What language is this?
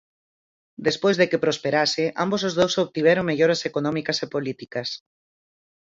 Galician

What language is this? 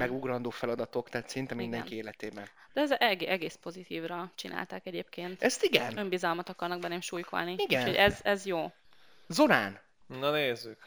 Hungarian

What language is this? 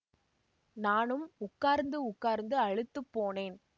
Tamil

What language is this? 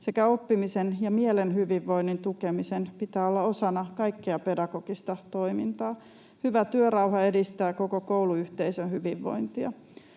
Finnish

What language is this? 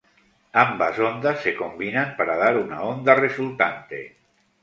Spanish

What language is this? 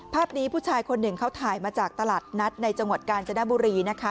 Thai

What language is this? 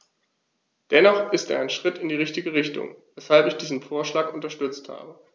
German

